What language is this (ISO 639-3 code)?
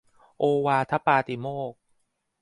tha